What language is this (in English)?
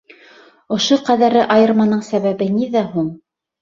Bashkir